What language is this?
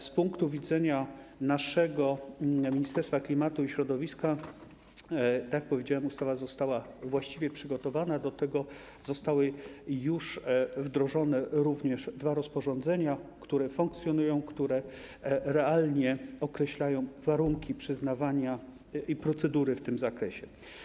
Polish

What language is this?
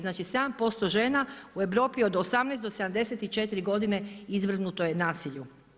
Croatian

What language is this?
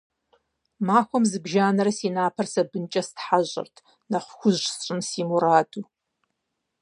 Kabardian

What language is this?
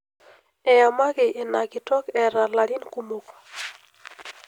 Masai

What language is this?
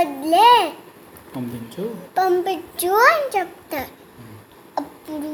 Telugu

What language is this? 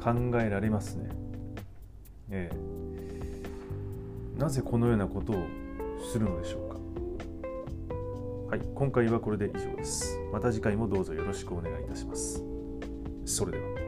Japanese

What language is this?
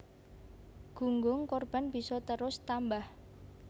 Javanese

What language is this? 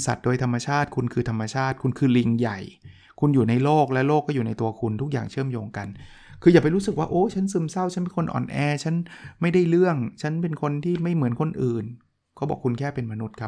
Thai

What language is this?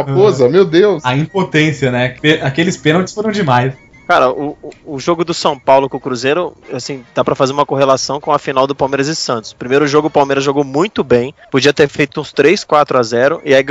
Portuguese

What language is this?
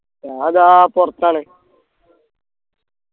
Malayalam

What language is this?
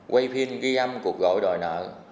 Vietnamese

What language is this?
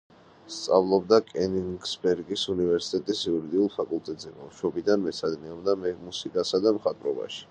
Georgian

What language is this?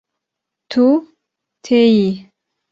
Kurdish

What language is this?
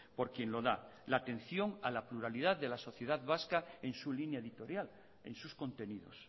Spanish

